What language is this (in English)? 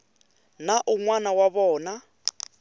Tsonga